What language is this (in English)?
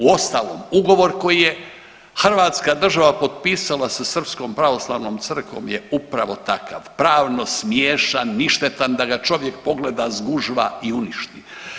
Croatian